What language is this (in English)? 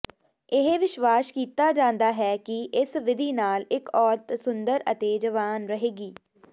Punjabi